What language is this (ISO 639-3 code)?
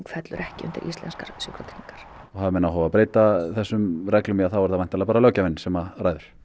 isl